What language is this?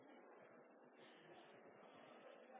Norwegian Nynorsk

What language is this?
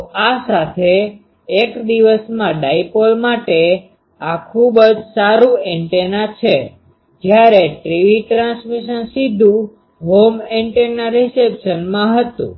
Gujarati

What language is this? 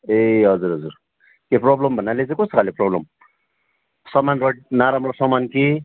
Nepali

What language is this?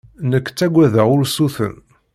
Kabyle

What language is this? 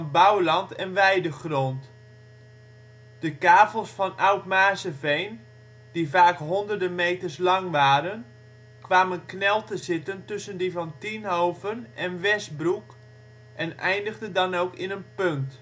Dutch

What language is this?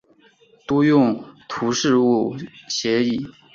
Chinese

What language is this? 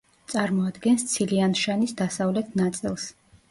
Georgian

